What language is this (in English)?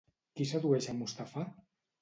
Catalan